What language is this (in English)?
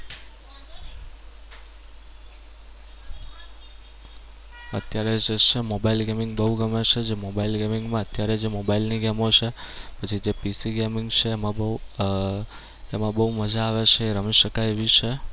Gujarati